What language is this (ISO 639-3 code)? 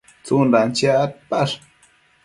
mcf